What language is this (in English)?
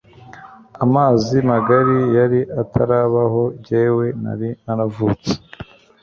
Kinyarwanda